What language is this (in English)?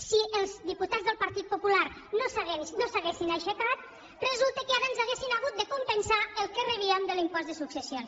Catalan